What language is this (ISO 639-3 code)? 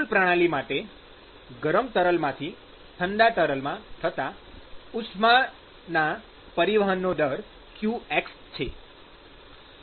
guj